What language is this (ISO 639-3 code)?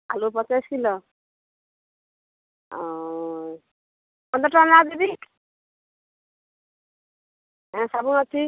ori